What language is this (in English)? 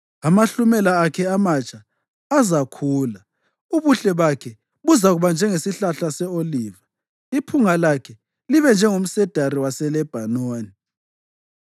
North Ndebele